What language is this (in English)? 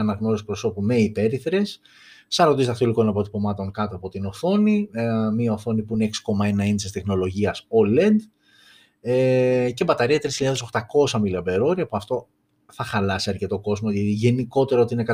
Greek